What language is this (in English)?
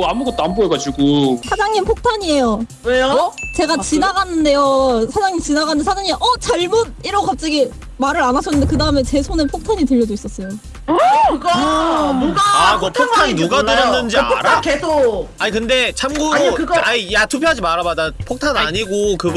Korean